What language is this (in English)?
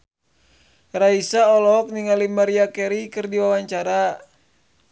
Sundanese